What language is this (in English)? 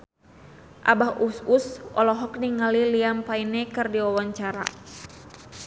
Sundanese